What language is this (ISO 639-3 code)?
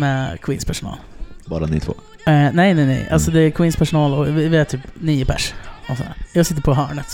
swe